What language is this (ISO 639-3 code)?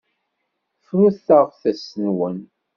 kab